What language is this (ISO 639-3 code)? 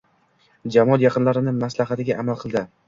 uzb